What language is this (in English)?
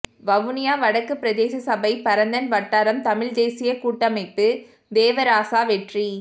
Tamil